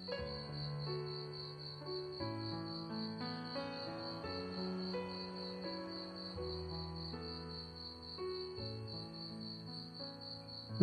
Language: Thai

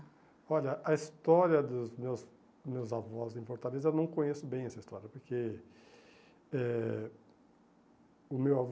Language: Portuguese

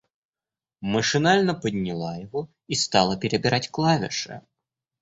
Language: Russian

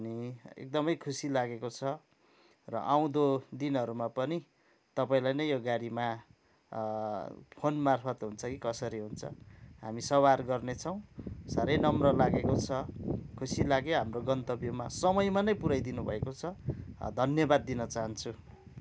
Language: Nepali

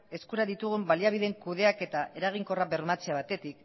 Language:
Basque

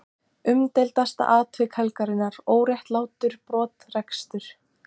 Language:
Icelandic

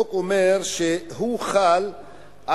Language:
Hebrew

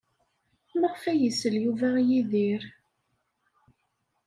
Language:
Kabyle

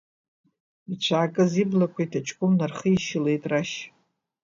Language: Abkhazian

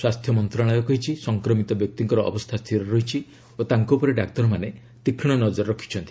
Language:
Odia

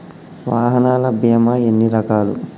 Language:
Telugu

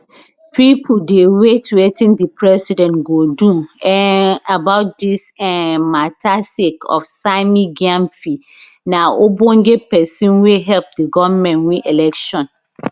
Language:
Nigerian Pidgin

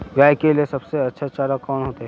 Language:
Magahi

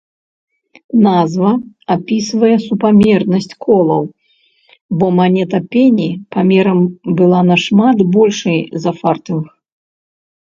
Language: Belarusian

